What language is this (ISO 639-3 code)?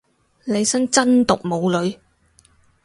yue